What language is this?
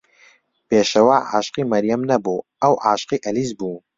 Central Kurdish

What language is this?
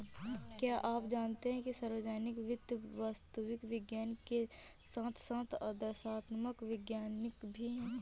Hindi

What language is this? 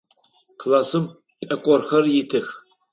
Adyghe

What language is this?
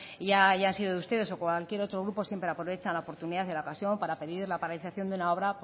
Spanish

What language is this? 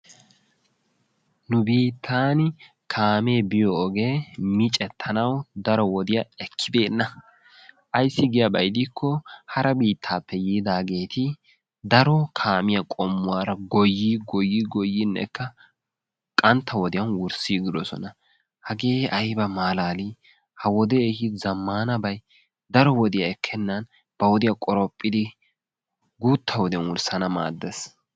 Wolaytta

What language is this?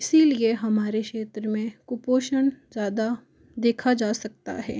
Hindi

